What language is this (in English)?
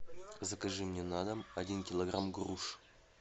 Russian